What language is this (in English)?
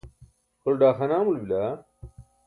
Burushaski